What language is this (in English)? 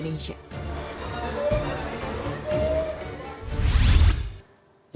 Indonesian